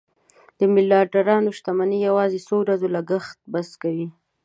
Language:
Pashto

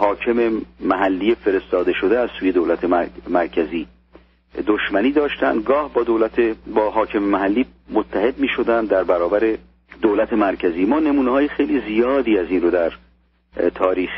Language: Persian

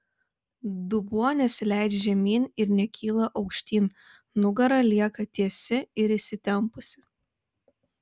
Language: Lithuanian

